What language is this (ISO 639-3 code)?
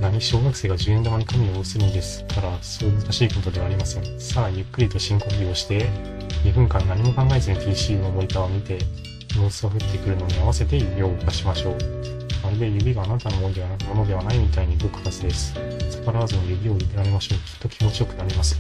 jpn